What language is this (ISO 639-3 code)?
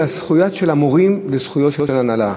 heb